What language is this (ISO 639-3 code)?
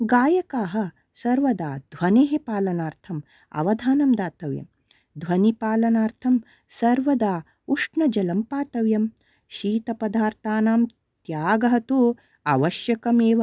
san